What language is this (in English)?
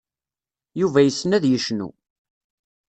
Kabyle